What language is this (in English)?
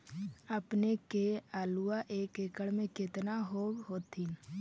Magahi